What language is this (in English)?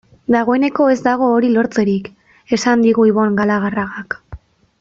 Basque